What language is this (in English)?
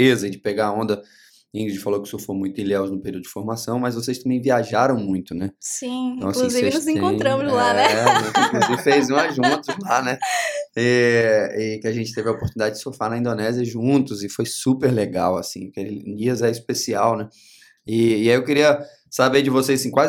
Portuguese